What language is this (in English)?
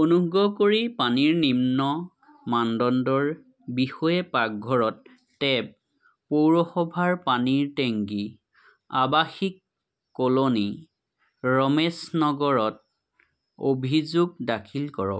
Assamese